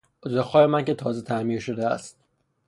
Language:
Persian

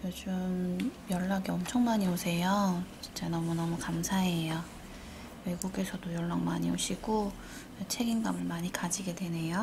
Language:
Korean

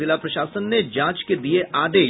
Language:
Hindi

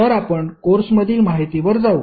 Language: Marathi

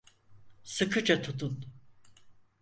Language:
Turkish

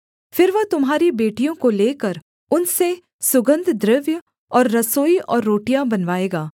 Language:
Hindi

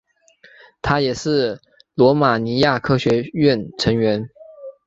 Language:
Chinese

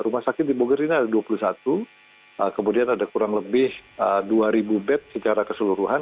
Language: Indonesian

